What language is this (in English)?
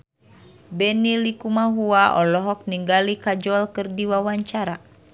Sundanese